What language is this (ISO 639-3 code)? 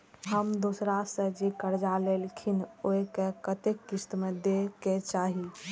mai